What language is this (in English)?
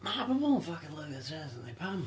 Welsh